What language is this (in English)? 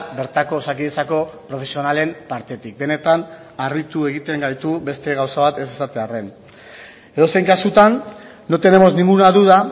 Basque